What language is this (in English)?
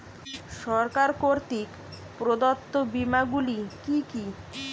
Bangla